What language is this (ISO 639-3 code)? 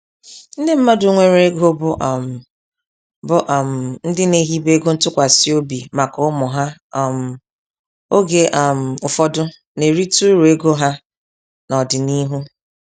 ibo